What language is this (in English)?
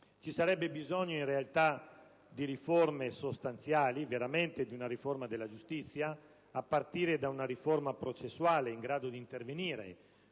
Italian